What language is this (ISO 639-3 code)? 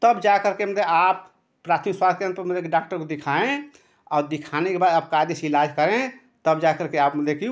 hin